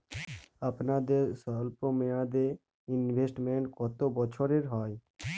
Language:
Bangla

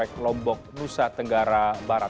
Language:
Indonesian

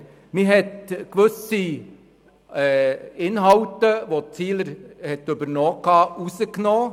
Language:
Swiss German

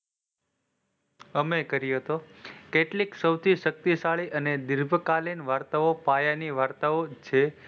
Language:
Gujarati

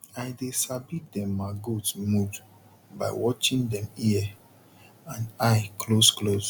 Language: Nigerian Pidgin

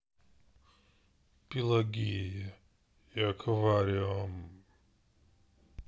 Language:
Russian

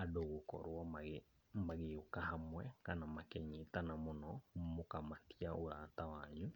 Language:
Kikuyu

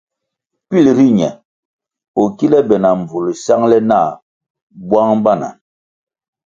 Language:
Kwasio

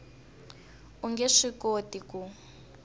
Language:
Tsonga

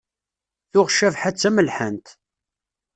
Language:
Kabyle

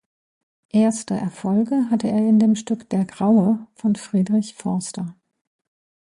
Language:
German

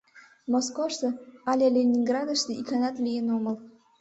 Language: Mari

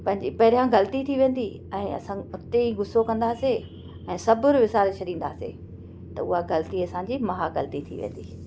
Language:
Sindhi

